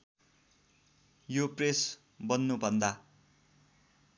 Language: Nepali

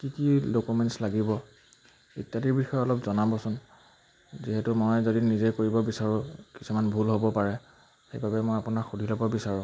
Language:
Assamese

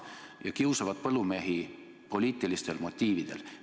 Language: Estonian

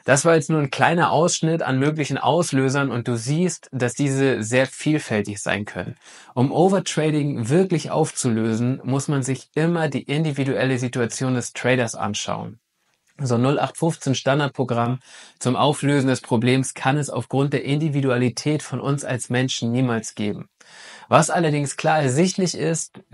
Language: German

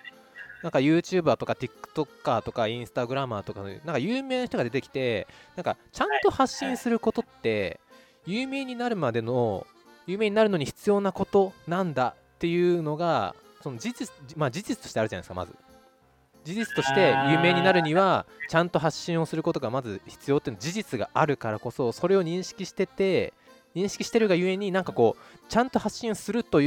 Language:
Japanese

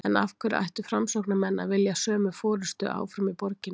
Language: Icelandic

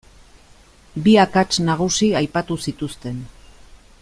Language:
Basque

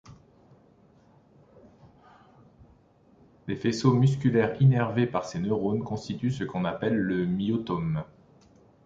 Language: French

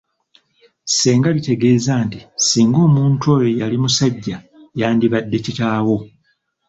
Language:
Ganda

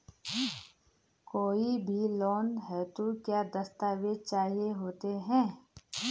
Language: Hindi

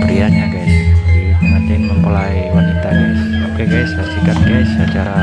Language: Indonesian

